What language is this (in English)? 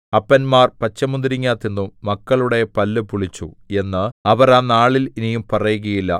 Malayalam